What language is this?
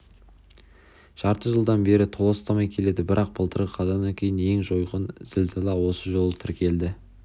Kazakh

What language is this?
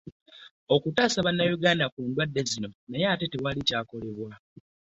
Ganda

